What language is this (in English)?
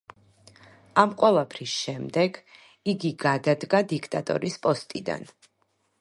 Georgian